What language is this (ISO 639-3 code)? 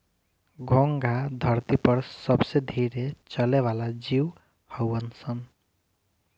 bho